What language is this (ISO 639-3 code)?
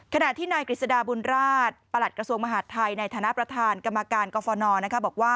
tha